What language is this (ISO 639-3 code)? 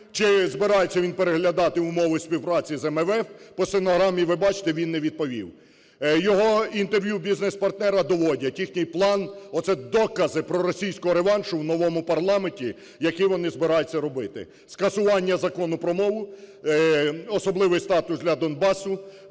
ukr